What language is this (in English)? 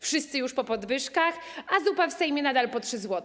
Polish